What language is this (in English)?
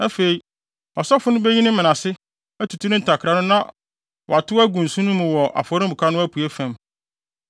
Akan